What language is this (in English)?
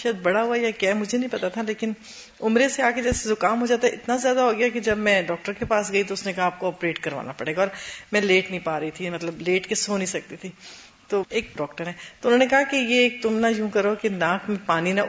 Urdu